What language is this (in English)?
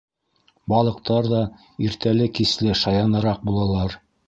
Bashkir